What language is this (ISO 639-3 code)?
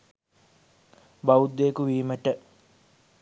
sin